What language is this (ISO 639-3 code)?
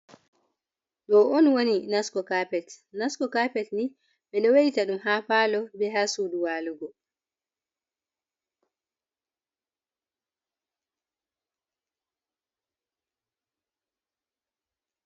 ful